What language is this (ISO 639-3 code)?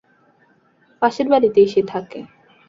ben